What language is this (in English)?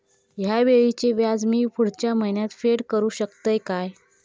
Marathi